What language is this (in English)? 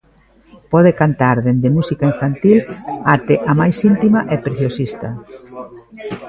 Galician